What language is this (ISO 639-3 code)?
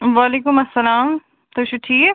kas